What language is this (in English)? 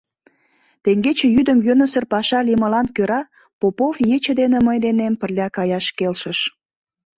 Mari